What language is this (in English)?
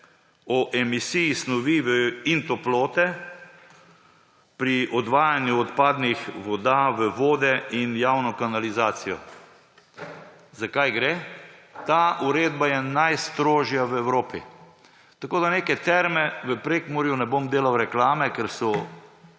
Slovenian